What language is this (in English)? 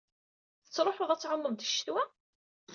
Kabyle